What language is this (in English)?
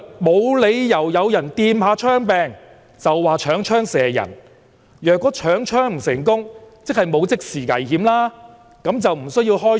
Cantonese